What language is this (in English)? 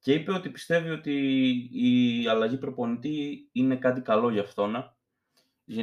Greek